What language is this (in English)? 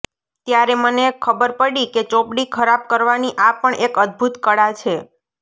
Gujarati